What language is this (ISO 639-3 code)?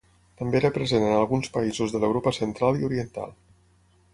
cat